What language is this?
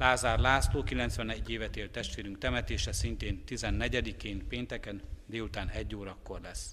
Hungarian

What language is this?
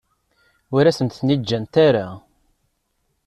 Kabyle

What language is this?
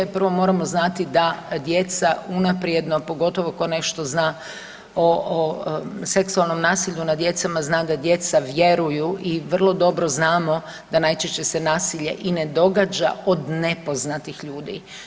Croatian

